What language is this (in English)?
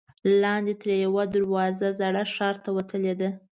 Pashto